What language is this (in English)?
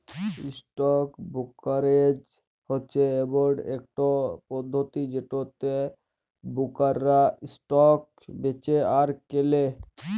Bangla